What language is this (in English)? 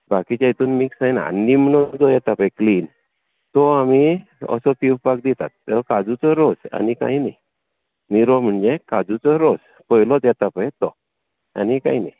Konkani